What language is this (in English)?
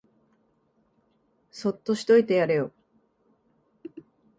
Japanese